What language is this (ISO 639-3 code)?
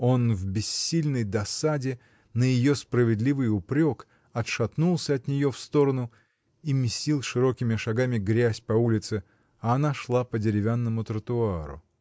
rus